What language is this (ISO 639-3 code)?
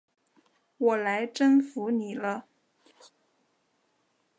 zho